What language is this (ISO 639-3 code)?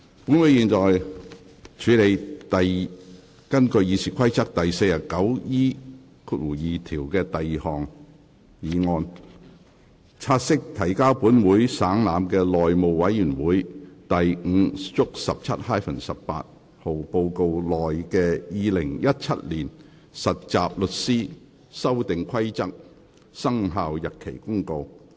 yue